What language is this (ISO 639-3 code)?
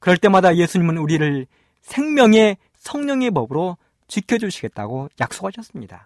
kor